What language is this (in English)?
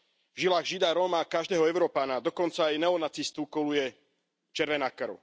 Slovak